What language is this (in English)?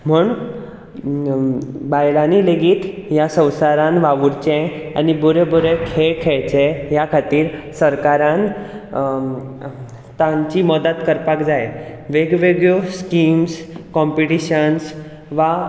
Konkani